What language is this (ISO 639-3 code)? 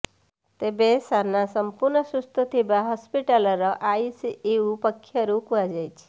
ori